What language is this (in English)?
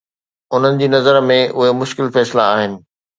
Sindhi